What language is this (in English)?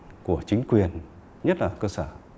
Vietnamese